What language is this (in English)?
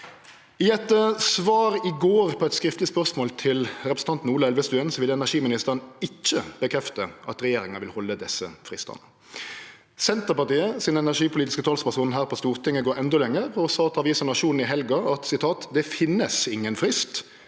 Norwegian